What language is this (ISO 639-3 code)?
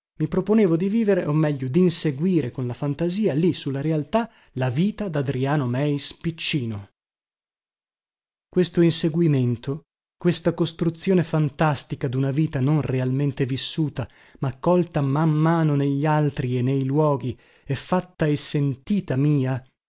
ita